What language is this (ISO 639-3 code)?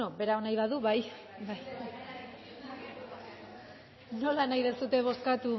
eus